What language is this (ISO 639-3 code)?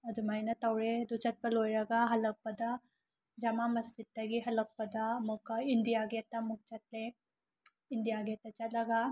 mni